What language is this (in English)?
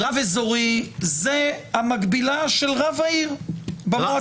Hebrew